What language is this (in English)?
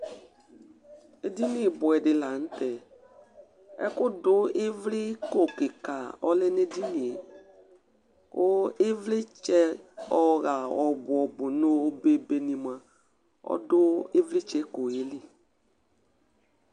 Ikposo